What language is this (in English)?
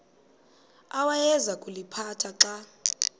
Xhosa